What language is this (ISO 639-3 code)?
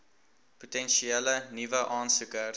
afr